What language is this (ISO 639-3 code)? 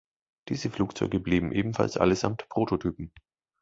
deu